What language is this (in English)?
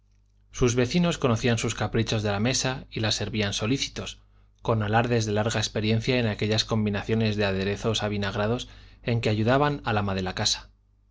Spanish